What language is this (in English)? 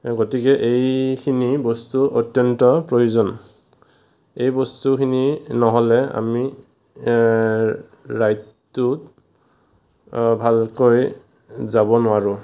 Assamese